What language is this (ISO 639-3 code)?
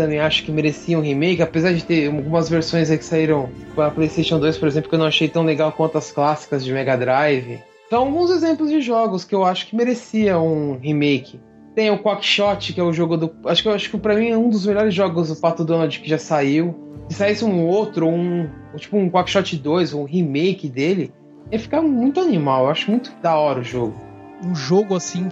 por